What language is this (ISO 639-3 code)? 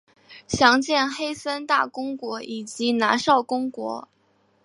zho